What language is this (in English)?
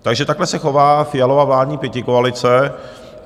Czech